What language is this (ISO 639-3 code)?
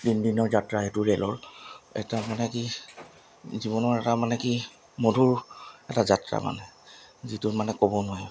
asm